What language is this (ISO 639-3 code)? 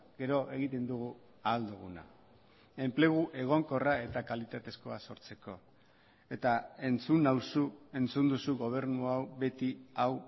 eus